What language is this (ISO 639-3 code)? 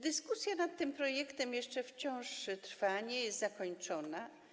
pol